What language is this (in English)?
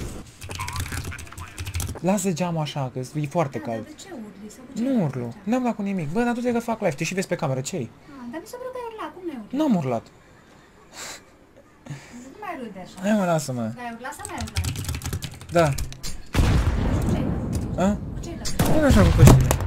Romanian